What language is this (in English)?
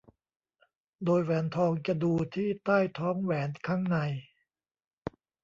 Thai